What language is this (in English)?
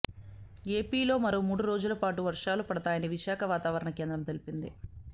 Telugu